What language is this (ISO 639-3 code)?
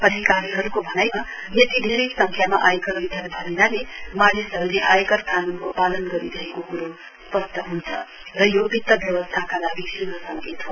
nep